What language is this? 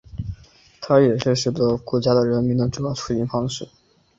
Chinese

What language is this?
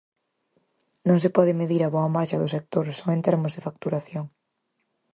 Galician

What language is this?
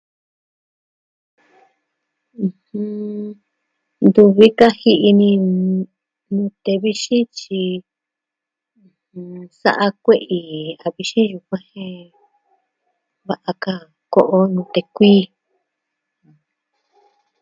Southwestern Tlaxiaco Mixtec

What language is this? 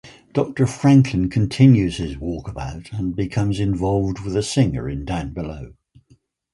English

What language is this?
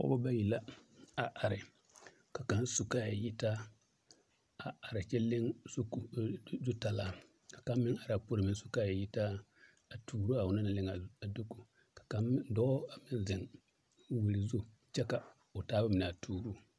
Southern Dagaare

